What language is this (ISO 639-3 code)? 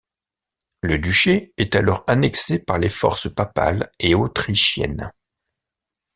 fra